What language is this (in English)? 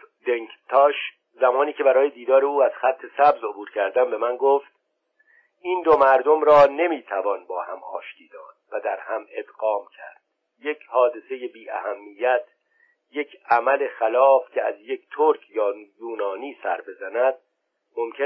Persian